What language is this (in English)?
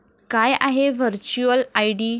Marathi